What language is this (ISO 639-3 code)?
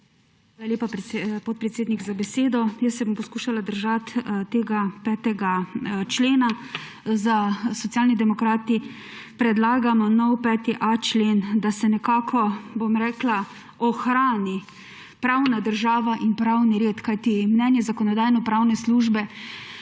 slv